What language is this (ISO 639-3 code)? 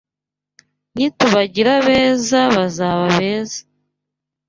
kin